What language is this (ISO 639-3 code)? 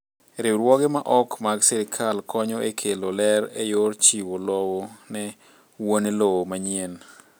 luo